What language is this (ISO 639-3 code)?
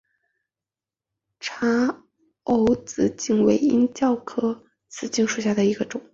zho